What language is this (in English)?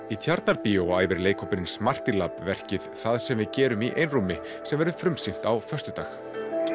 Icelandic